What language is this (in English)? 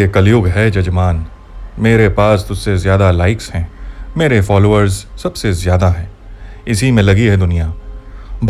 Hindi